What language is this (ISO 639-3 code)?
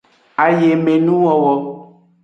ajg